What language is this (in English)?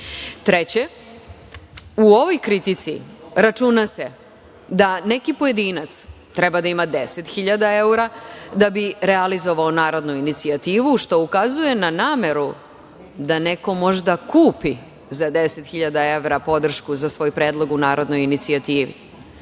Serbian